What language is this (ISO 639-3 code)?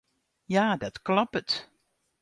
fry